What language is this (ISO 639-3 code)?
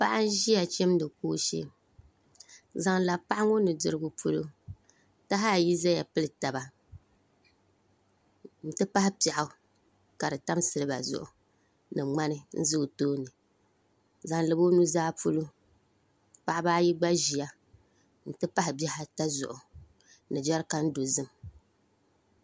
dag